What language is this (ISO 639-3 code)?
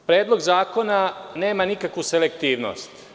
srp